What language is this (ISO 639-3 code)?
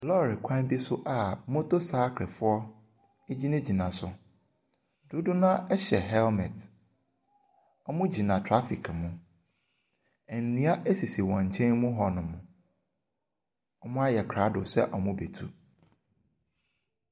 aka